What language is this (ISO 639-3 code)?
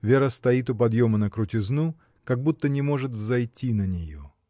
rus